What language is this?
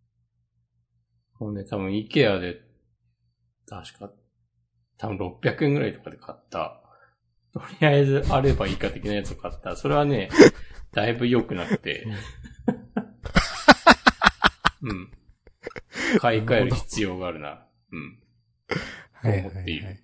Japanese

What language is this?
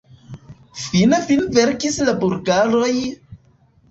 Esperanto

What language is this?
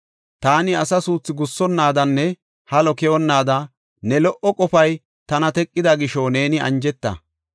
Gofa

